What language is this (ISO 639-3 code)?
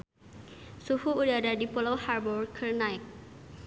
sun